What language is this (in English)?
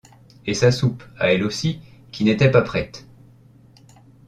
French